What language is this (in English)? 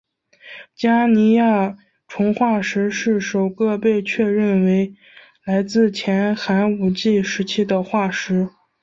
Chinese